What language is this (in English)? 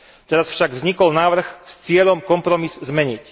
Slovak